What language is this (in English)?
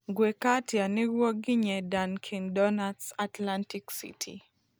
Kikuyu